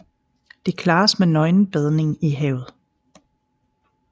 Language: Danish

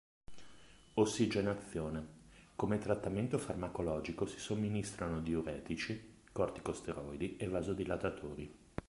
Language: Italian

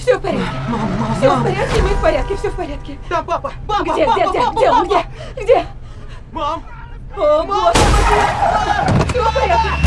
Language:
Russian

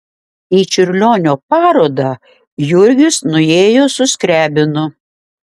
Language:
Lithuanian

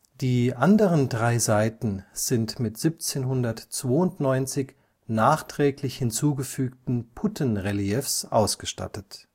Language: German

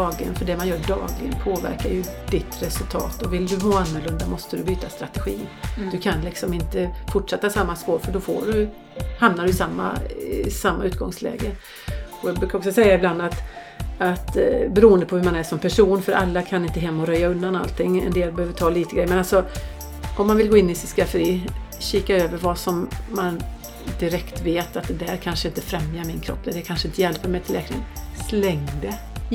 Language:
Swedish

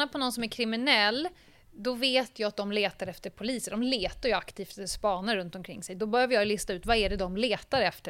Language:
Swedish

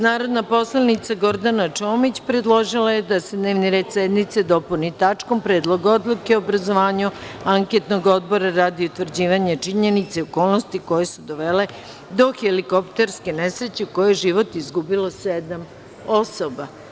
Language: Serbian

